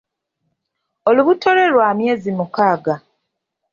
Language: Ganda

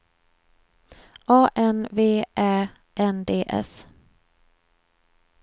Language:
Swedish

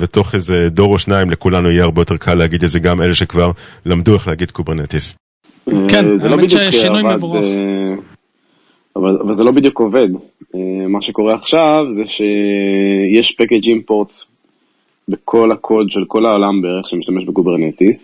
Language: Hebrew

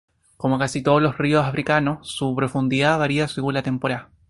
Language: Spanish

